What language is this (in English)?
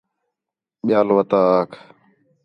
Khetrani